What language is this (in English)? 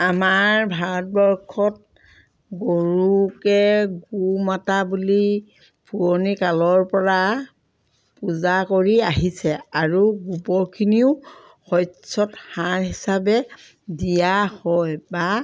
Assamese